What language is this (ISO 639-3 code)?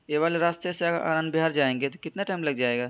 urd